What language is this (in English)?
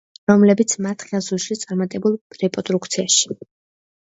Georgian